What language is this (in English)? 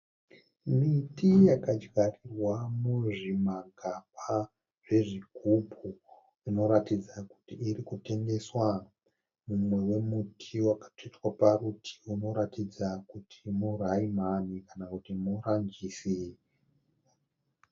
Shona